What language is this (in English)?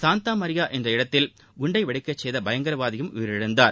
Tamil